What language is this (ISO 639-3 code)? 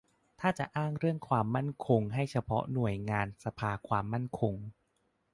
tha